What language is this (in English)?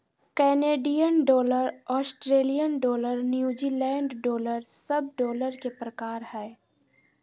Magahi